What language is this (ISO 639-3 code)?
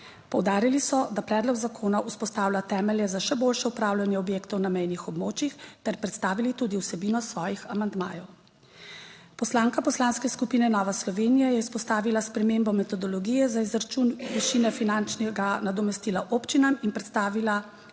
slv